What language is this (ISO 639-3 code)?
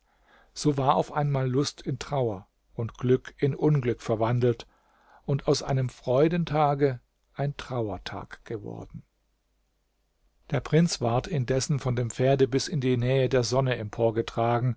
deu